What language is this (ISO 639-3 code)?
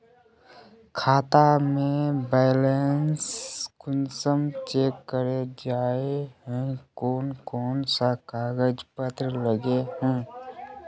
mag